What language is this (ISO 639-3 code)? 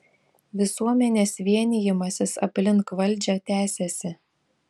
lit